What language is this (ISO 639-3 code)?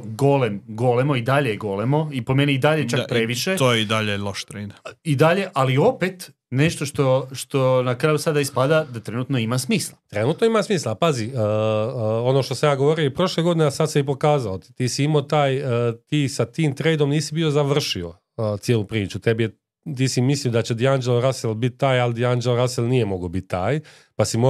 hrv